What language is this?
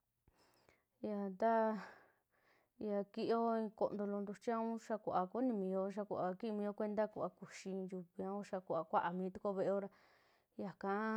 Western Juxtlahuaca Mixtec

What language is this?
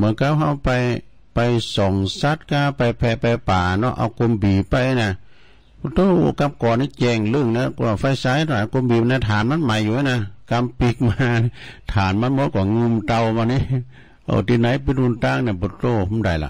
Thai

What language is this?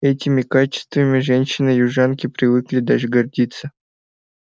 Russian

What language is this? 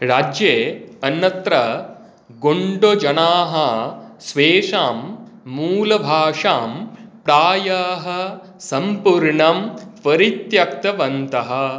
Sanskrit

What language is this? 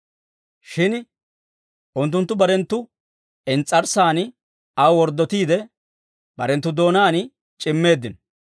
Dawro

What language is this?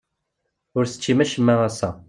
Kabyle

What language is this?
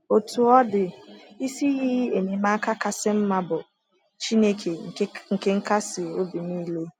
Igbo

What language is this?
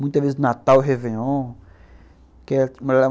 Portuguese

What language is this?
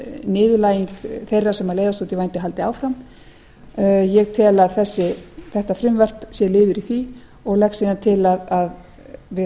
Icelandic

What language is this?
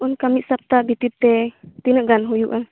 Santali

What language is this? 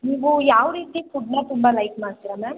Kannada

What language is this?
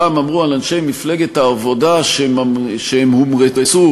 Hebrew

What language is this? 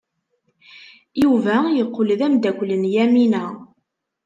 Kabyle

